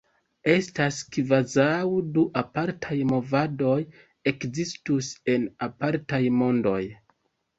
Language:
Esperanto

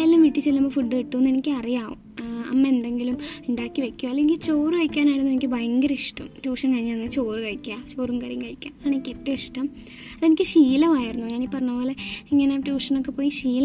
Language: Malayalam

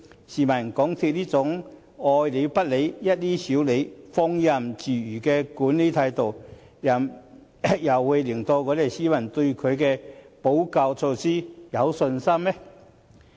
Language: Cantonese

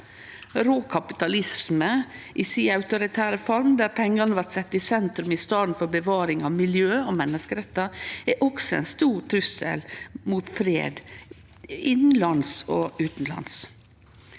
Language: Norwegian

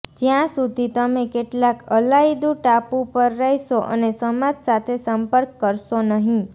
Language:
Gujarati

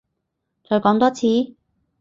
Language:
Cantonese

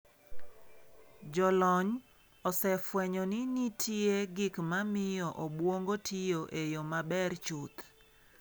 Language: Luo (Kenya and Tanzania)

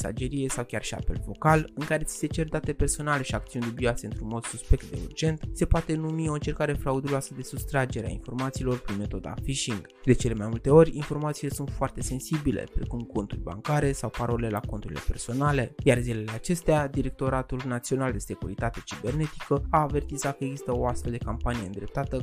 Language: Romanian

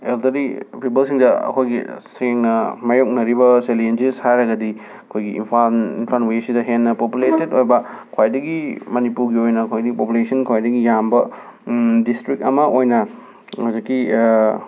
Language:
Manipuri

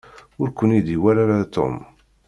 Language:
Kabyle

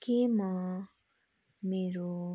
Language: Nepali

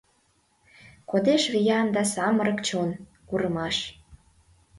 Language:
Mari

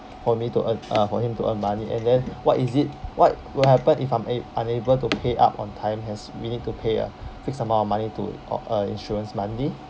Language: English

